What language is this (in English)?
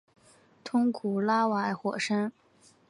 Chinese